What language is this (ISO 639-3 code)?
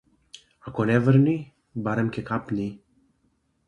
mkd